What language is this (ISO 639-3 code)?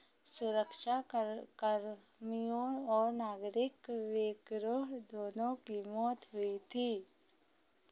hin